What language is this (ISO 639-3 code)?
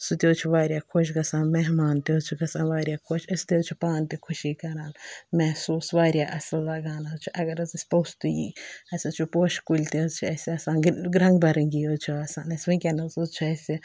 kas